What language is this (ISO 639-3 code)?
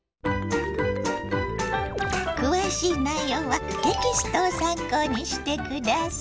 jpn